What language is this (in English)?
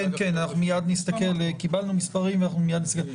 Hebrew